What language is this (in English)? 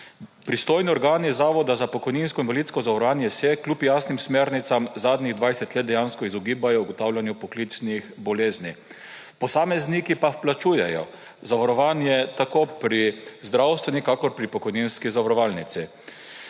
Slovenian